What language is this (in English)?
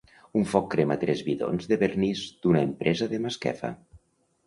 Catalan